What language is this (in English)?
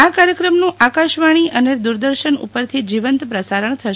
Gujarati